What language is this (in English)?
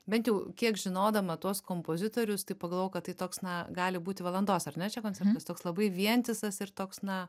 Lithuanian